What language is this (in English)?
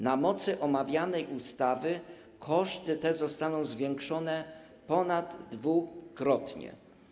Polish